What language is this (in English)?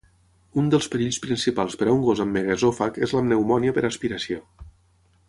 Catalan